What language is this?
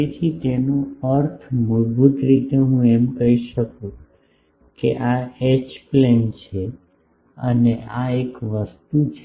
Gujarati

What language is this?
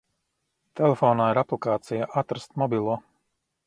Latvian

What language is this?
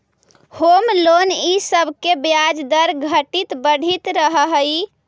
Magahi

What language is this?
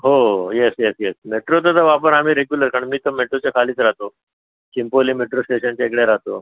Marathi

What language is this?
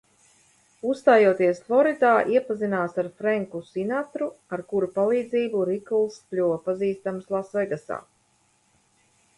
Latvian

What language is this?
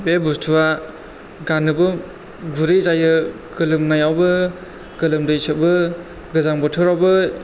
Bodo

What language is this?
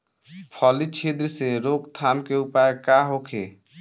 Bhojpuri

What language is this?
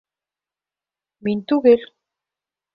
Bashkir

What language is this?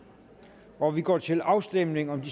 Danish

